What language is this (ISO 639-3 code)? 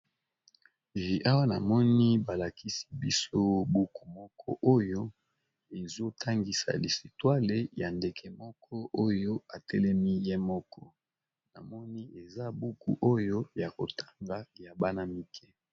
lin